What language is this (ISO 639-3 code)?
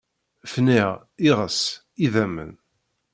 kab